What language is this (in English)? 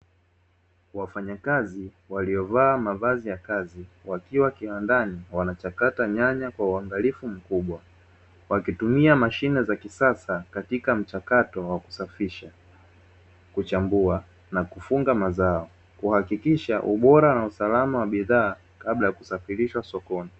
Swahili